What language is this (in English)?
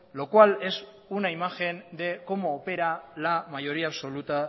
Spanish